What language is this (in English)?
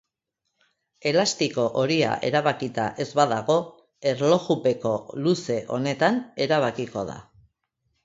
Basque